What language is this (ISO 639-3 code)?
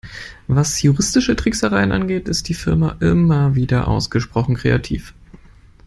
deu